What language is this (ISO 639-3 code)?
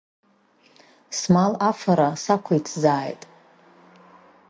abk